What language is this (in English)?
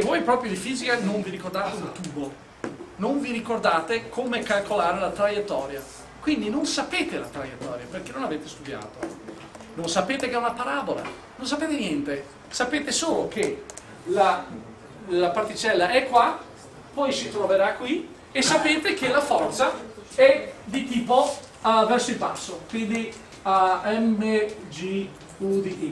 Italian